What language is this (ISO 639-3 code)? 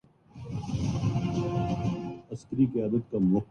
urd